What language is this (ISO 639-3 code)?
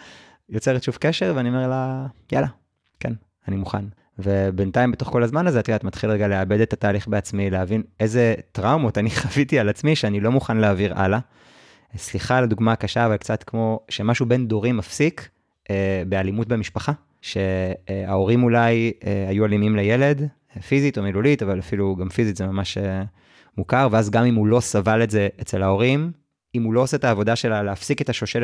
heb